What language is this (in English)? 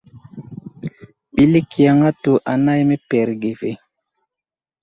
Wuzlam